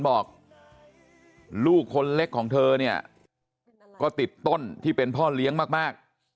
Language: Thai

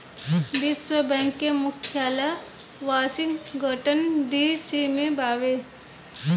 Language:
Bhojpuri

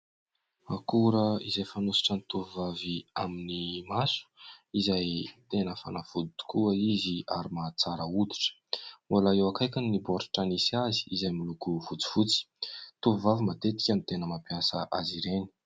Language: Malagasy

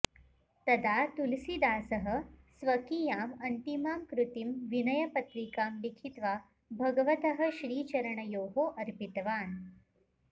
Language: Sanskrit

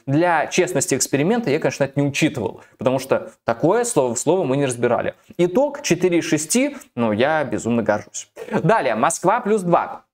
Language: Russian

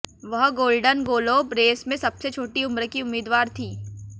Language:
Hindi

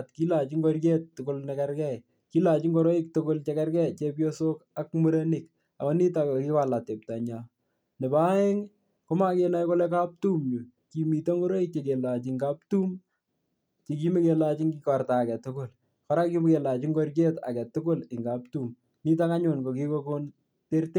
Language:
Kalenjin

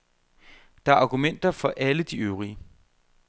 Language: Danish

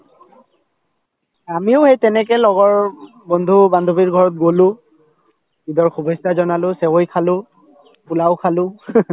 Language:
Assamese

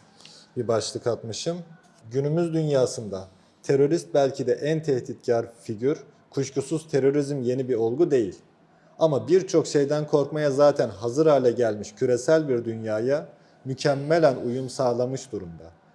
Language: Turkish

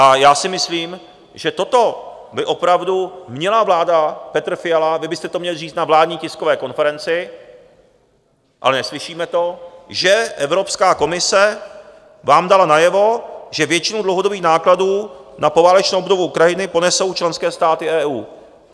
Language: Czech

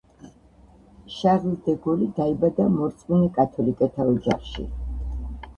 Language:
Georgian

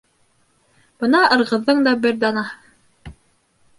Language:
Bashkir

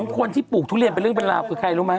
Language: Thai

